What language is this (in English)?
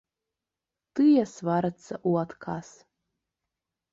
Belarusian